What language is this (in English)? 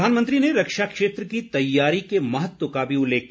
Hindi